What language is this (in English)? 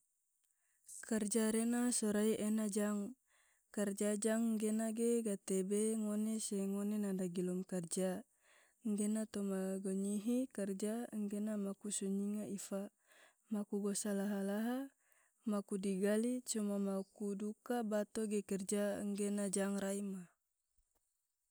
Tidore